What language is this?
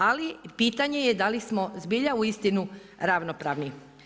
Croatian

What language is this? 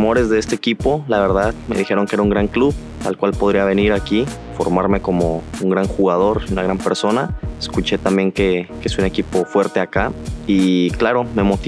Spanish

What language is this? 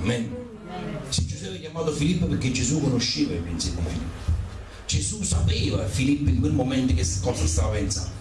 Italian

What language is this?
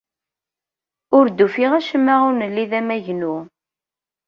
Kabyle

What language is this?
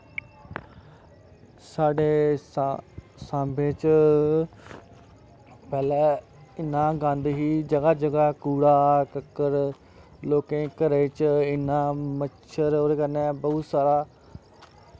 Dogri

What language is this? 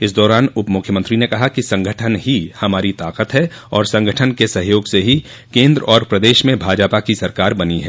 Hindi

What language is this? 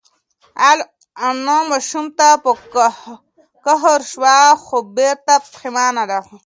Pashto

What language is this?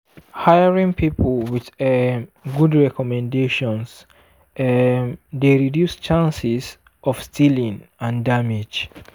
Nigerian Pidgin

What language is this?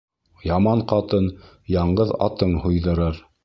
Bashkir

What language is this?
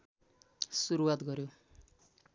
Nepali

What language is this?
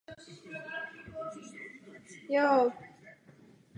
Czech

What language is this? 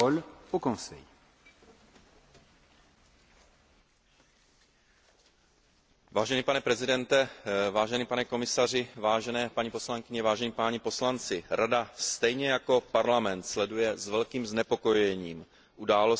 Czech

